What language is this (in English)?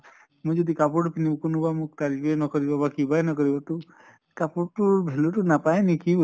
Assamese